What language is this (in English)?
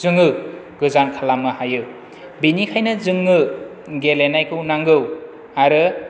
Bodo